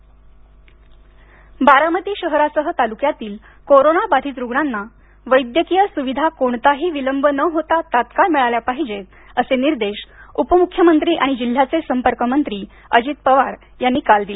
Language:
Marathi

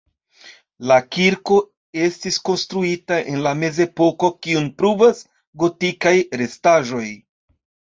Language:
Esperanto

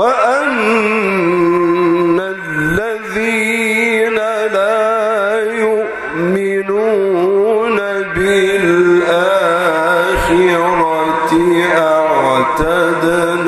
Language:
Arabic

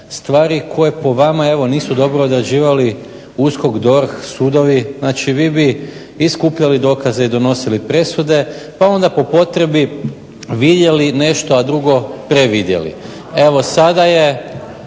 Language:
Croatian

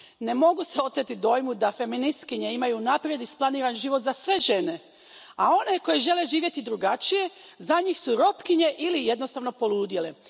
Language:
Croatian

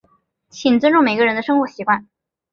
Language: Chinese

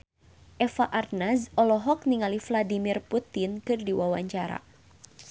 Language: Sundanese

